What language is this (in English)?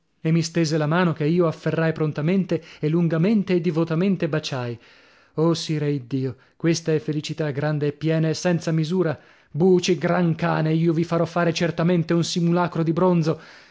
Italian